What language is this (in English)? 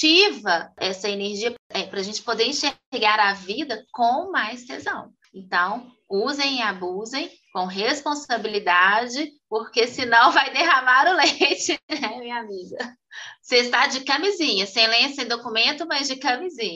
Portuguese